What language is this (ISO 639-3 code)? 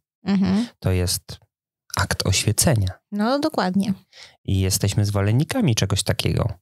pol